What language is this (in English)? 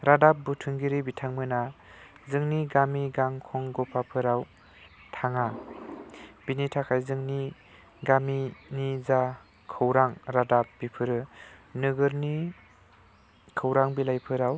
Bodo